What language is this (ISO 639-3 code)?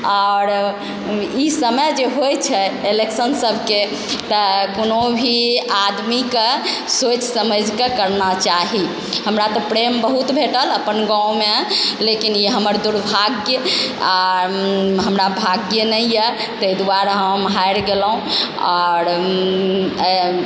mai